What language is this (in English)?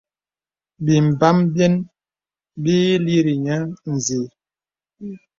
Bebele